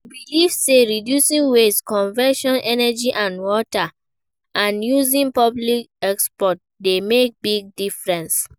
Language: Nigerian Pidgin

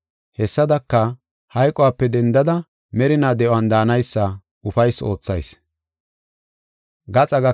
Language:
Gofa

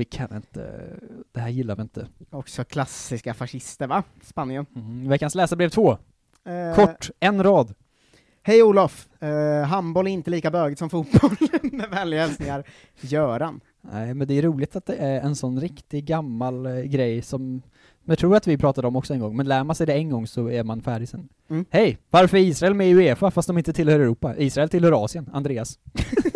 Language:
Swedish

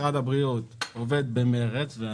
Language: Hebrew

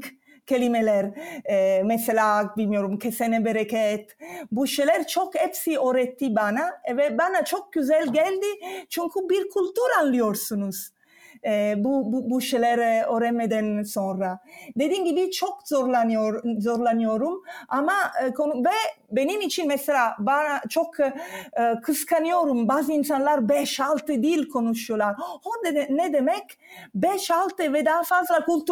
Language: Turkish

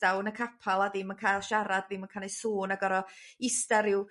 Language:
Welsh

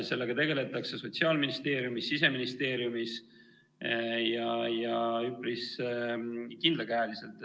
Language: Estonian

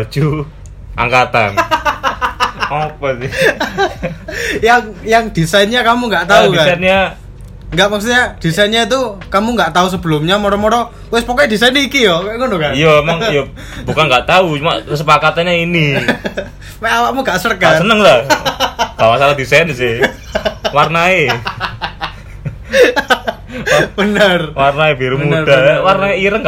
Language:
Indonesian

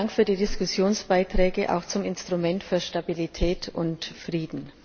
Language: German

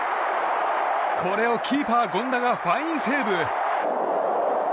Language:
Japanese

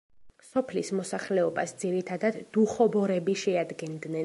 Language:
Georgian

